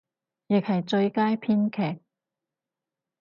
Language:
Cantonese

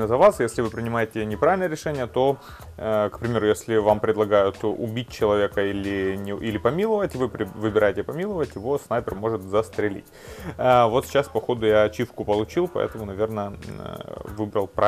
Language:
Russian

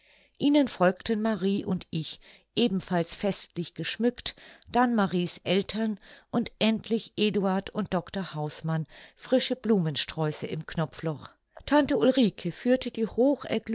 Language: German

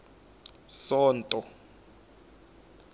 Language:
Tsonga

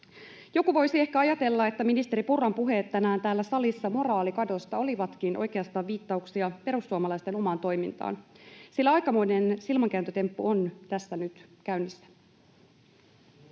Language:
Finnish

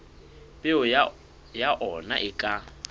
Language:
Southern Sotho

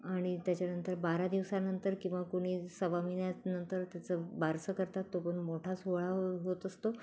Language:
Marathi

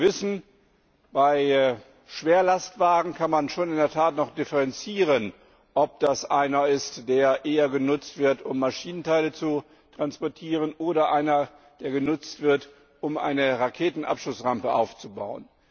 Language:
German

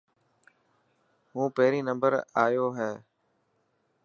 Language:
Dhatki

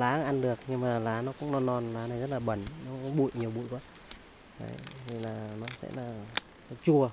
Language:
Vietnamese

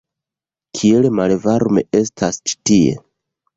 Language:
Esperanto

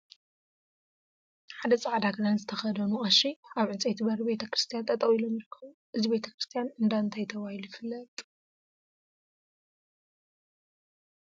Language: Tigrinya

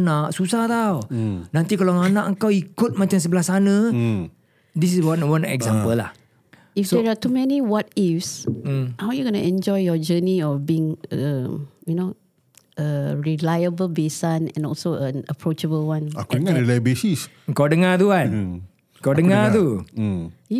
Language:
Malay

